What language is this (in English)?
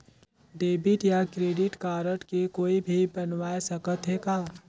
Chhattisgarhi